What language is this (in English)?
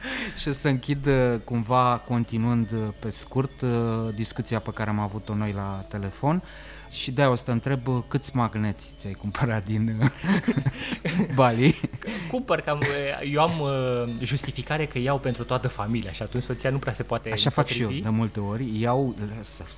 Romanian